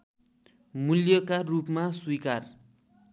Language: Nepali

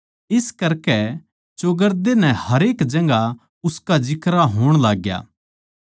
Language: Haryanvi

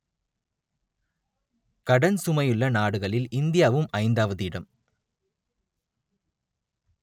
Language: Tamil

